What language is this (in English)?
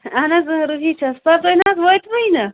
Kashmiri